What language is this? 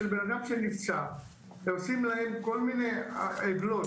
Hebrew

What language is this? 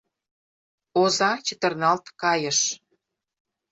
Mari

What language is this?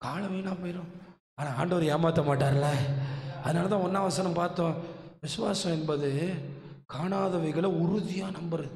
Tamil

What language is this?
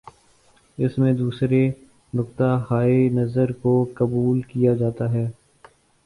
Urdu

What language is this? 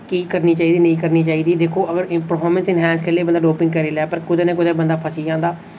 Dogri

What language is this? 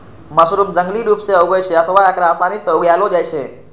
Maithili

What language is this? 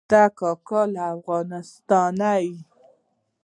Pashto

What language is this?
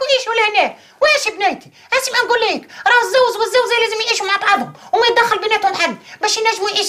Arabic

